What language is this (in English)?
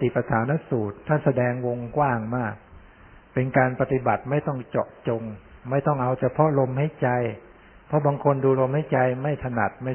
Thai